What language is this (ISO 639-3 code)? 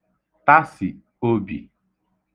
ibo